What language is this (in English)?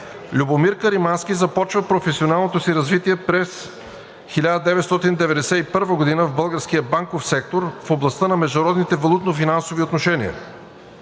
Bulgarian